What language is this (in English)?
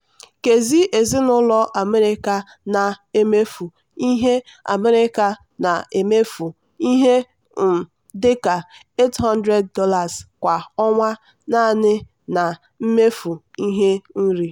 Igbo